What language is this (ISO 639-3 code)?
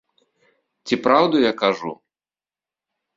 bel